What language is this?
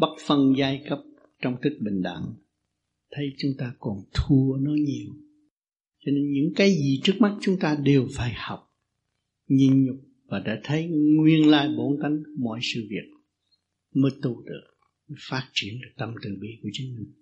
Vietnamese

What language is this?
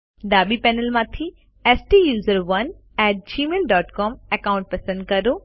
Gujarati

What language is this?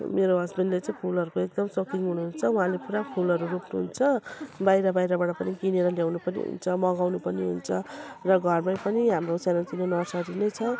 Nepali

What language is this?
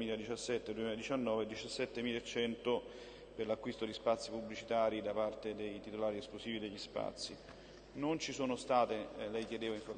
Italian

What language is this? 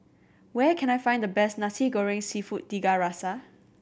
English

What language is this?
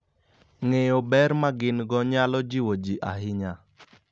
Luo (Kenya and Tanzania)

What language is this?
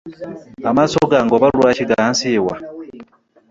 Ganda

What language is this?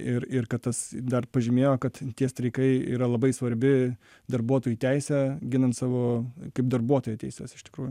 Lithuanian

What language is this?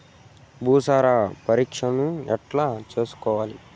Telugu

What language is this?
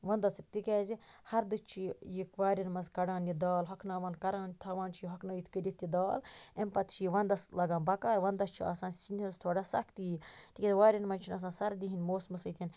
Kashmiri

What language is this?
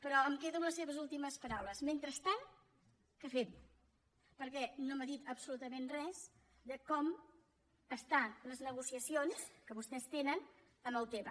Catalan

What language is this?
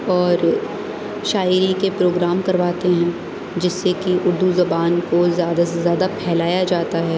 Urdu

